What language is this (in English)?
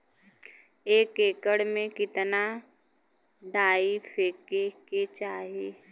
Bhojpuri